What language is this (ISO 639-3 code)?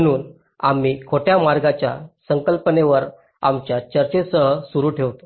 mar